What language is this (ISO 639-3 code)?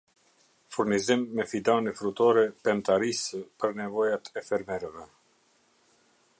sqi